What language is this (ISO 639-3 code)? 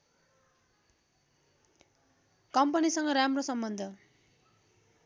nep